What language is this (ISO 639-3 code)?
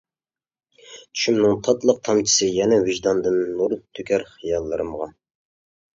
uig